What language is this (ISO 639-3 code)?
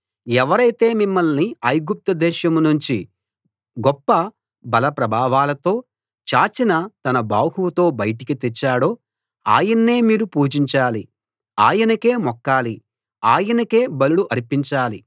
tel